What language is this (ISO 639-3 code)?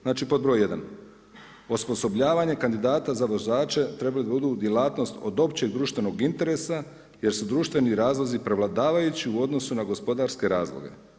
hrv